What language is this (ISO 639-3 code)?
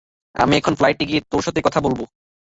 ben